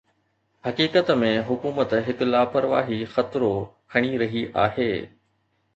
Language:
Sindhi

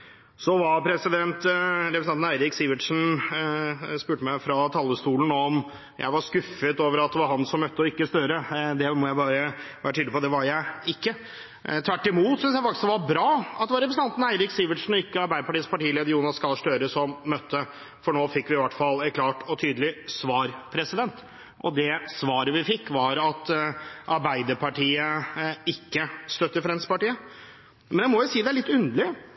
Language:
Norwegian Bokmål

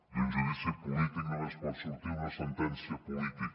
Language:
Catalan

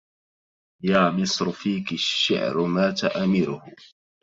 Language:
Arabic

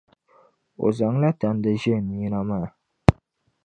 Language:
Dagbani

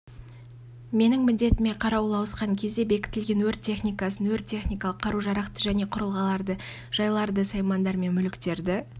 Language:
Kazakh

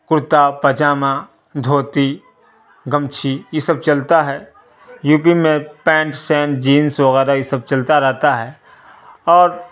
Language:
Urdu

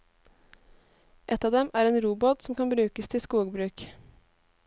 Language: Norwegian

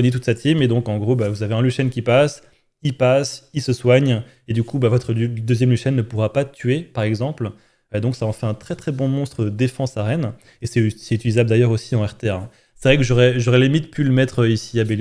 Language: French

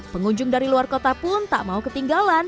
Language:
Indonesian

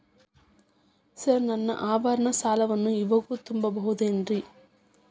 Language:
Kannada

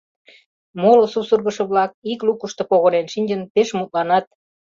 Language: Mari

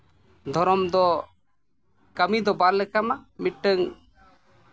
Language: Santali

